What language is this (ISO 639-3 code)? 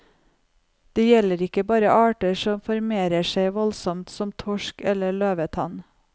nor